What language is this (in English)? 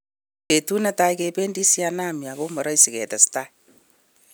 Kalenjin